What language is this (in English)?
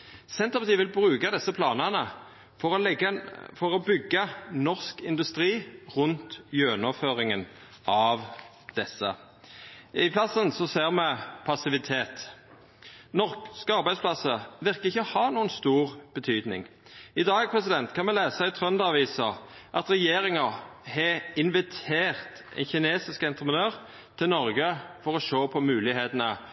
Norwegian Nynorsk